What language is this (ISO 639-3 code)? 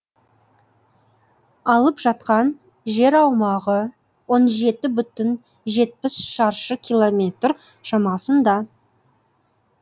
kaz